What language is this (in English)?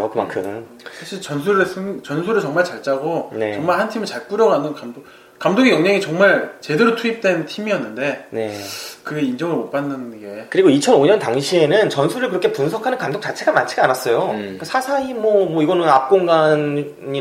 Korean